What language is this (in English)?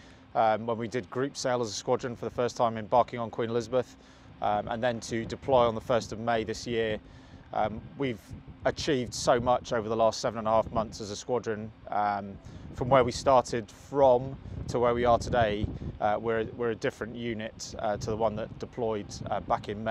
English